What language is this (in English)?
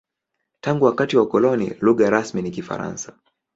Swahili